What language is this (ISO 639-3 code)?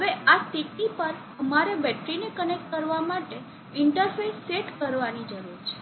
guj